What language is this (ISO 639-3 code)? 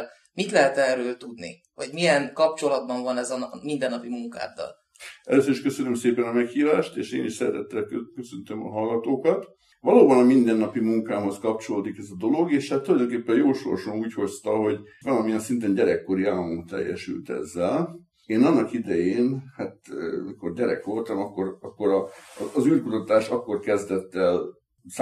hun